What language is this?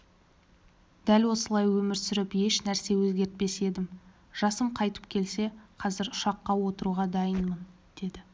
Kazakh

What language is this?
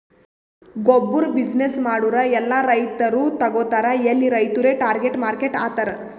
Kannada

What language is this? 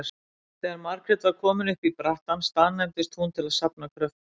Icelandic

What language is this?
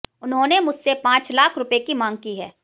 Hindi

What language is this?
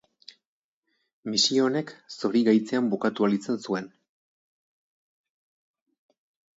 Basque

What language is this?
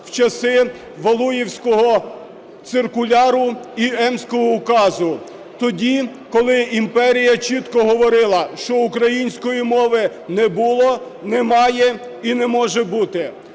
Ukrainian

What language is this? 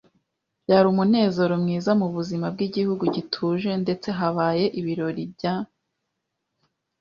Kinyarwanda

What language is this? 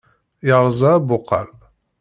Kabyle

